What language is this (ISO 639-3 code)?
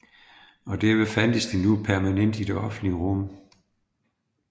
dan